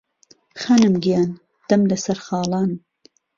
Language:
Central Kurdish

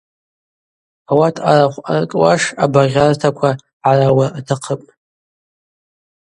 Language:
Abaza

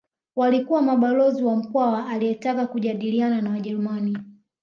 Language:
Swahili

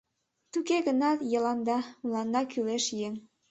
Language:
Mari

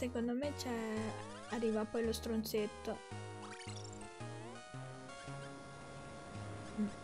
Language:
Italian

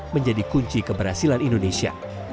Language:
Indonesian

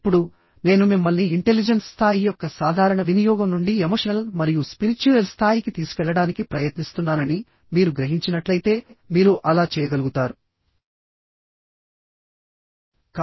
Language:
Telugu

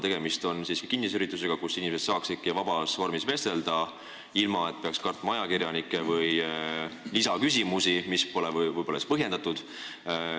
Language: Estonian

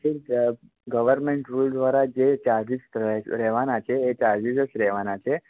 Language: Gujarati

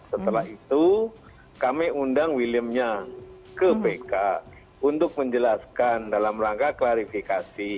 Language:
Indonesian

